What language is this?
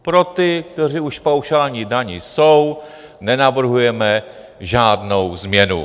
Czech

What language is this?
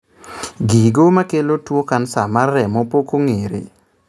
Luo (Kenya and Tanzania)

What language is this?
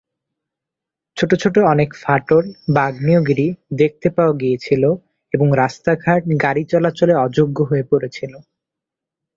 Bangla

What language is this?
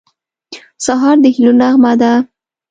Pashto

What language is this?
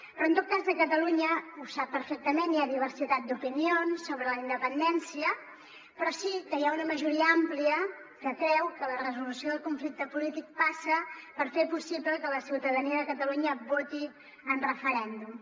Catalan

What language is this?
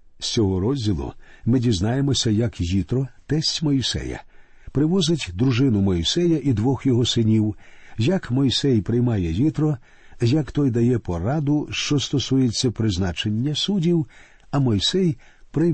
Ukrainian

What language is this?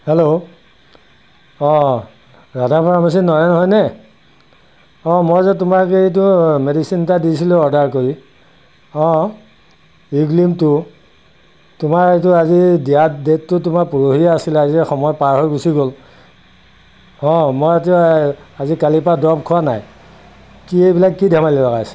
Assamese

